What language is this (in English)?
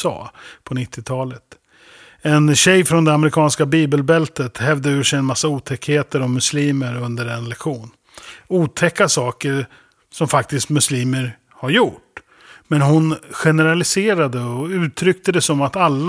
Swedish